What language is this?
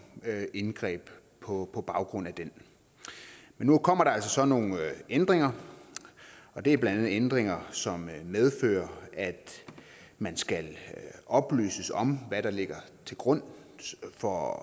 Danish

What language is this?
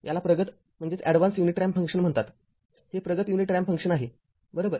Marathi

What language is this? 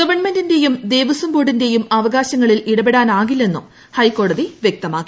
Malayalam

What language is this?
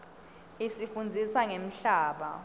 Swati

